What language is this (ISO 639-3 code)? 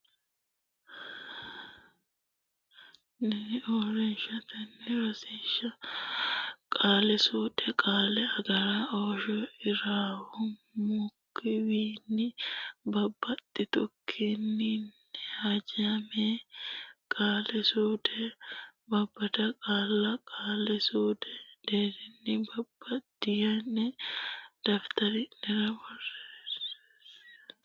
sid